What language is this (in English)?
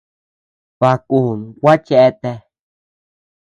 Tepeuxila Cuicatec